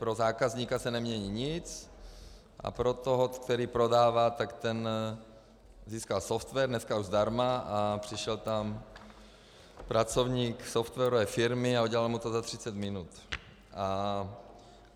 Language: Czech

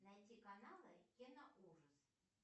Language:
Russian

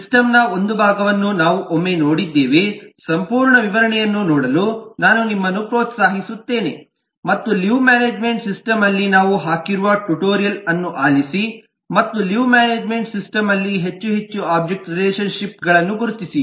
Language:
Kannada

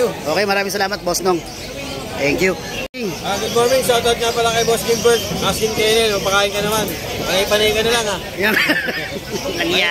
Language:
Filipino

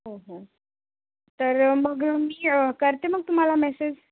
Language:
Marathi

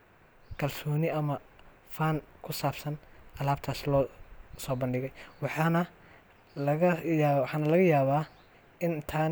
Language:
Somali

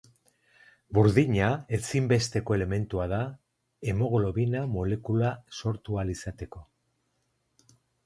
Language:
Basque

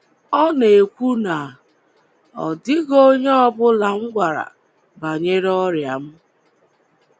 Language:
Igbo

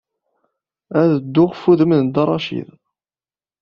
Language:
Kabyle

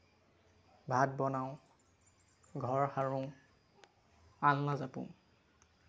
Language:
Assamese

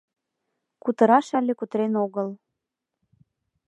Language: Mari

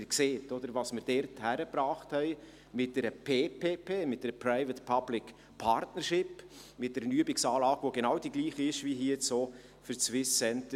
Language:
Swiss German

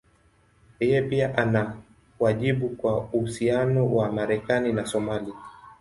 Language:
Swahili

